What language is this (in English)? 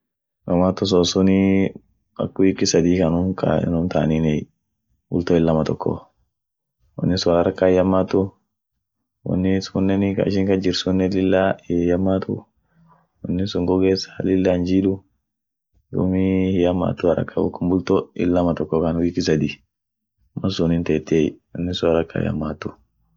Orma